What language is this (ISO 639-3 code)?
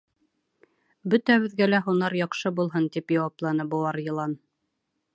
bak